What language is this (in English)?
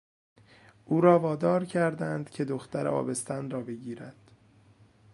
Persian